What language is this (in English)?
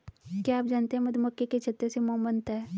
Hindi